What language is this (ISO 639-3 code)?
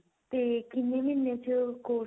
pan